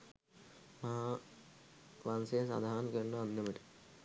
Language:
Sinhala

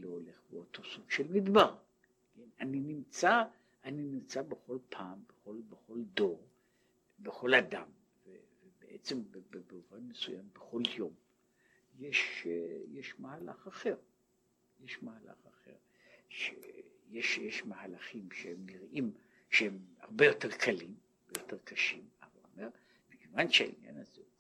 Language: Hebrew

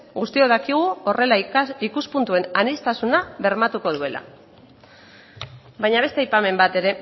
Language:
Basque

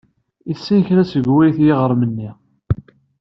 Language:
Kabyle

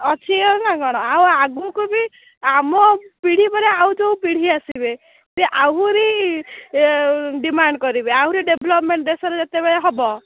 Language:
Odia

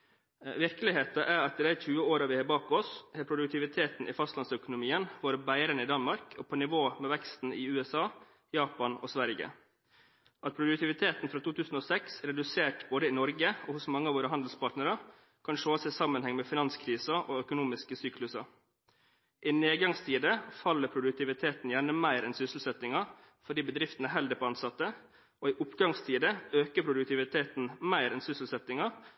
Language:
Norwegian Bokmål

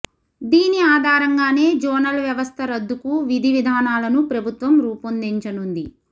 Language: Telugu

